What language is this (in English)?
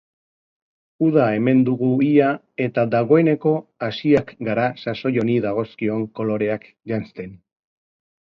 Basque